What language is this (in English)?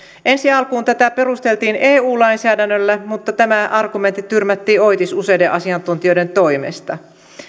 Finnish